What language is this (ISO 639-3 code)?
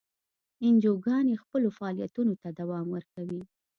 pus